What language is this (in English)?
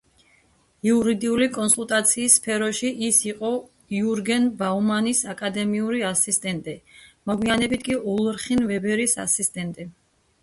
Georgian